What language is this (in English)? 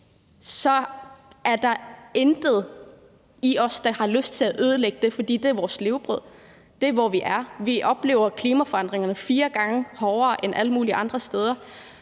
Danish